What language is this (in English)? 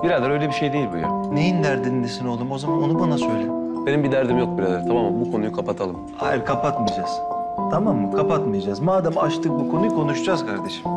Turkish